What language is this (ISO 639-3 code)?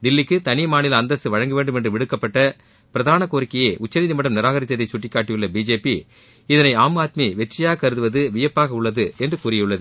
tam